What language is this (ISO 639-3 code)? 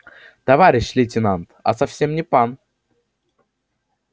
rus